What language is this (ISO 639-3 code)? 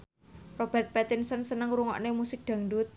jav